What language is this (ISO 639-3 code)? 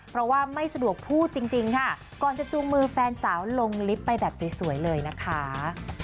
tha